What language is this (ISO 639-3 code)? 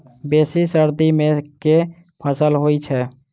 mai